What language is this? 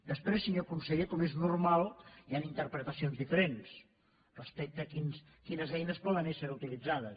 Catalan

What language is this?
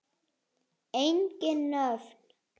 Icelandic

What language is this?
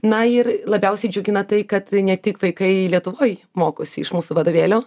Lithuanian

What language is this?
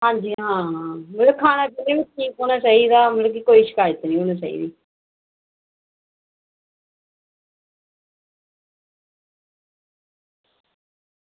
Dogri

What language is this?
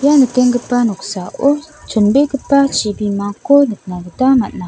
Garo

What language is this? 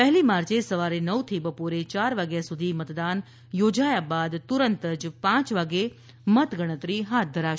Gujarati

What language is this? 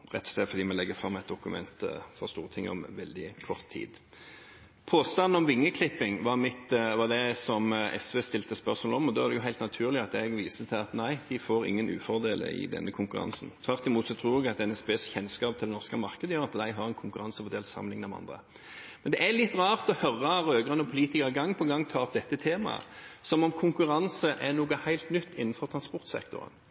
Norwegian Bokmål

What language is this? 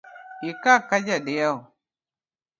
Luo (Kenya and Tanzania)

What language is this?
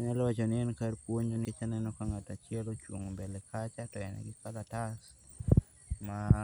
Luo (Kenya and Tanzania)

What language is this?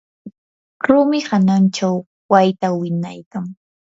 Yanahuanca Pasco Quechua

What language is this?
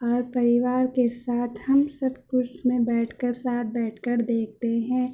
Urdu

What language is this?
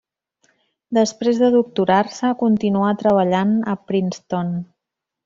Catalan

